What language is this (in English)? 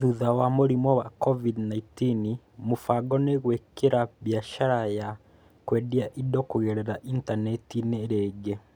Kikuyu